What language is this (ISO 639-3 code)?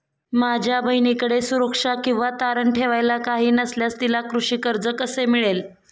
mar